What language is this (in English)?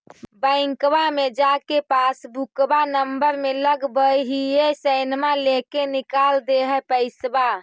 Magahi